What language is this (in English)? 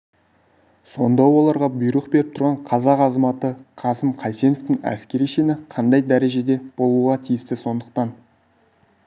Kazakh